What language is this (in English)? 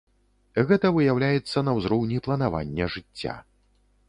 Belarusian